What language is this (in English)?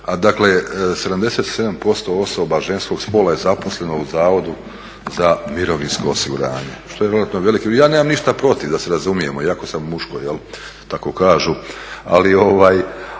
Croatian